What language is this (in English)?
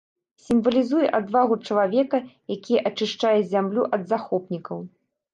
Belarusian